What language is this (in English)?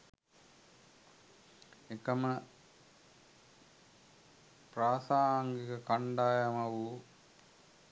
Sinhala